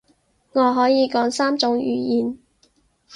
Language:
Cantonese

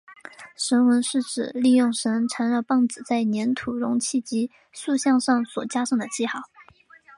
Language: Chinese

